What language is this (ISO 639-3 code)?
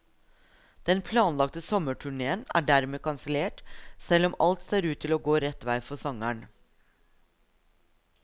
nor